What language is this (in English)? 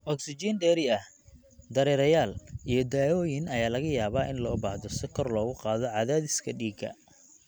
Somali